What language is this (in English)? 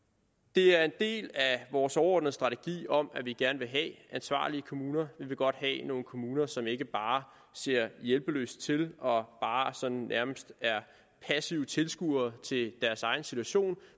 Danish